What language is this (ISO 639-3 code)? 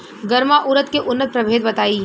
bho